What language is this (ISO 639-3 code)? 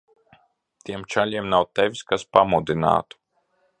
lav